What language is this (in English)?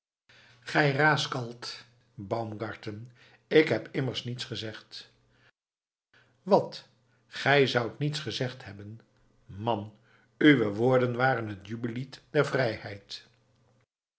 Dutch